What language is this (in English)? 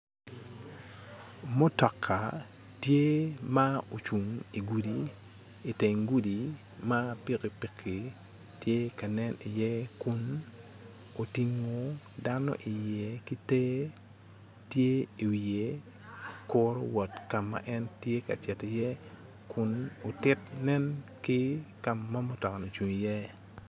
Acoli